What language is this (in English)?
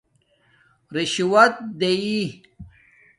Domaaki